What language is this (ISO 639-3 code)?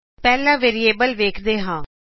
pan